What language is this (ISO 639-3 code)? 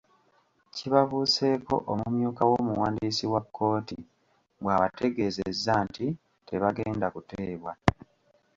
lug